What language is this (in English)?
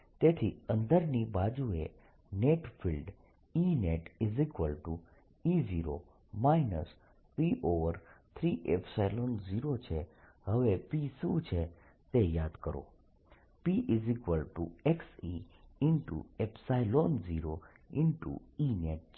Gujarati